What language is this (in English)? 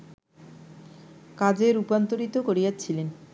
Bangla